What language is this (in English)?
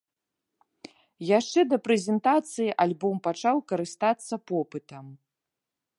Belarusian